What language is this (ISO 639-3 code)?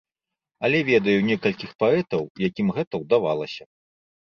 bel